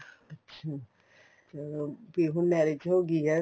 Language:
Punjabi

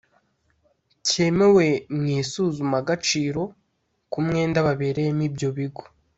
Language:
Kinyarwanda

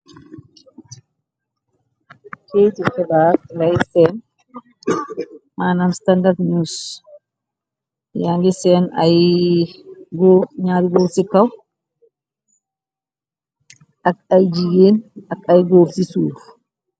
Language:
Wolof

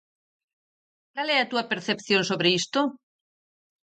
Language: Galician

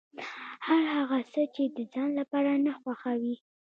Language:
Pashto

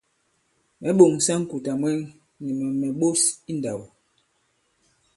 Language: Bankon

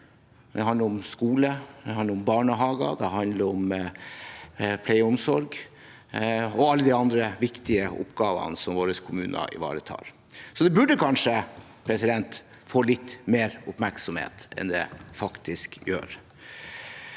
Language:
Norwegian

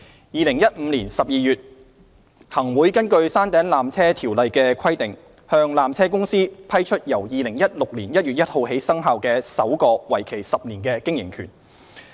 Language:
Cantonese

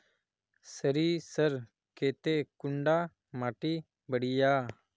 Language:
Magahi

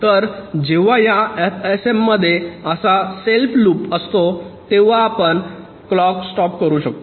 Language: Marathi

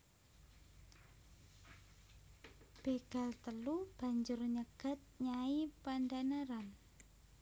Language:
Javanese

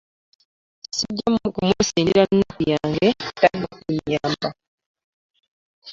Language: Ganda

